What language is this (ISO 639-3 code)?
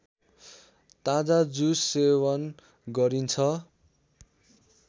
nep